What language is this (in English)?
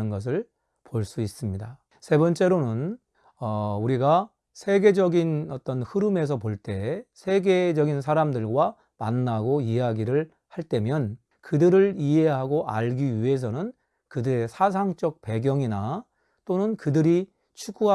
Korean